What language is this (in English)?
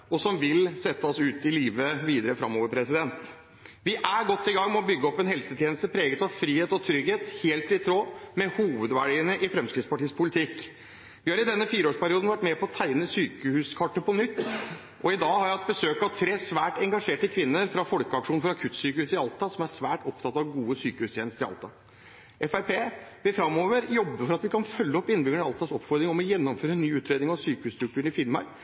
Norwegian Bokmål